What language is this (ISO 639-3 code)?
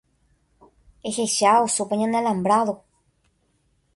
grn